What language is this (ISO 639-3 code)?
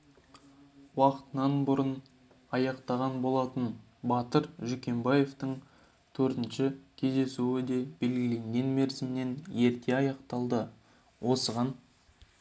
kaz